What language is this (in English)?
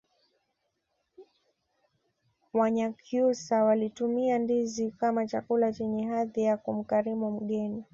Swahili